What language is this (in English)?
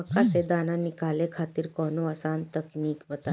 Bhojpuri